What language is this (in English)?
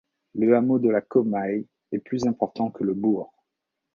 French